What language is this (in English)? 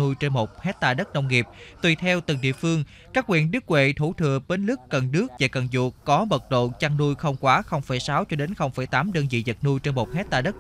Vietnamese